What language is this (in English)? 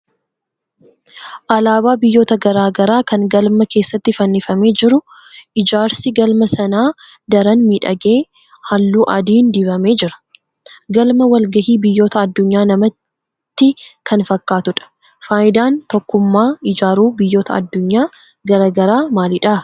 Oromo